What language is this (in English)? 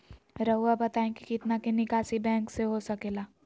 Magahi